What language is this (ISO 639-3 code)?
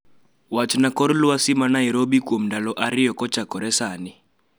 luo